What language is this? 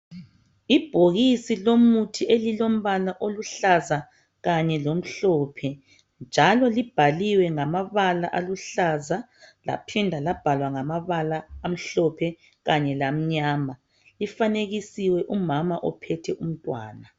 North Ndebele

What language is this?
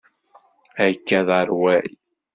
Kabyle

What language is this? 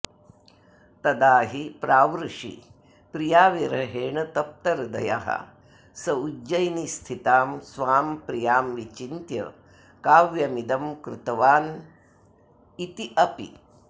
Sanskrit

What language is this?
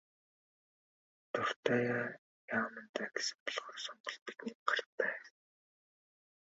Mongolian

